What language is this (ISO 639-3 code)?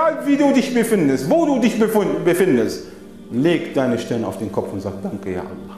deu